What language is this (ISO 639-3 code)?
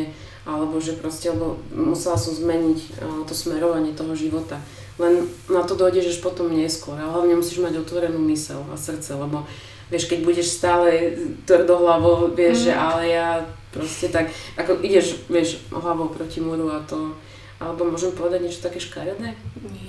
slk